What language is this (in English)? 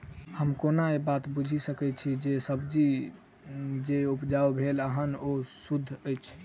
Maithili